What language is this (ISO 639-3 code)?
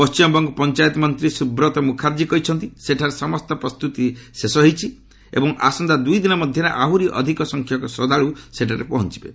ori